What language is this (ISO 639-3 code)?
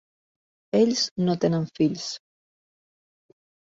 cat